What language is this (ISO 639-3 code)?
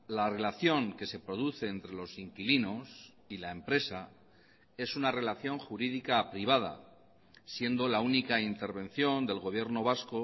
spa